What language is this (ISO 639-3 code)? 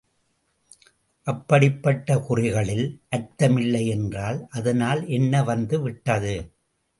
tam